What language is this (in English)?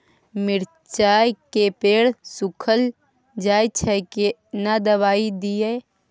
Maithili